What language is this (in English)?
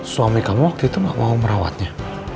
Indonesian